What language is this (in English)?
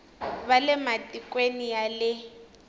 Tsonga